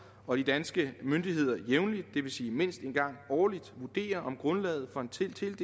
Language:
Danish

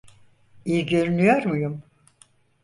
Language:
Turkish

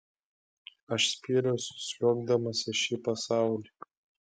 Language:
Lithuanian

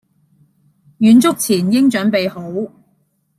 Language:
Cantonese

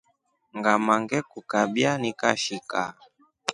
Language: Rombo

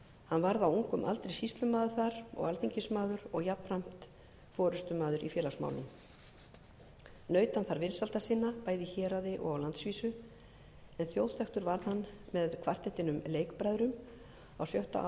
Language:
Icelandic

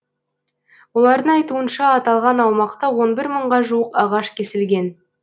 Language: Kazakh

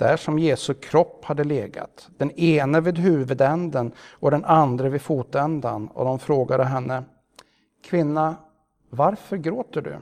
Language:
Swedish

